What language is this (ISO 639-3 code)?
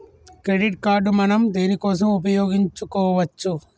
tel